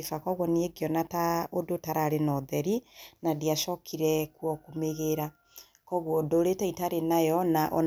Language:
Kikuyu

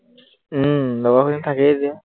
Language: Assamese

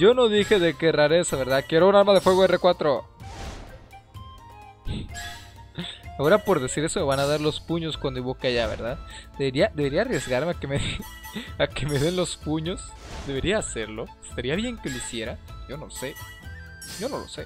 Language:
Spanish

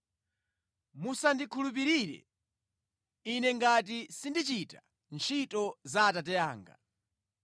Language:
Nyanja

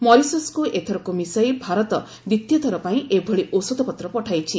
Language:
Odia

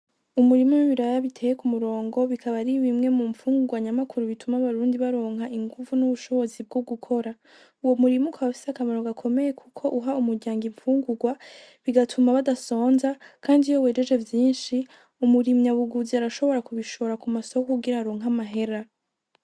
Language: Rundi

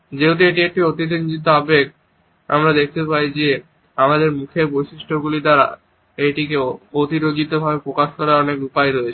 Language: Bangla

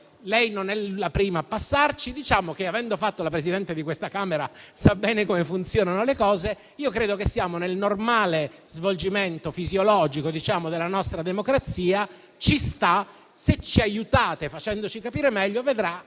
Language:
Italian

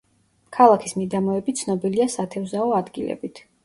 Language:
Georgian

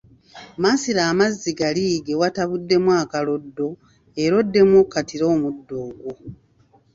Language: Ganda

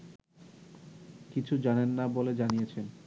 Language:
Bangla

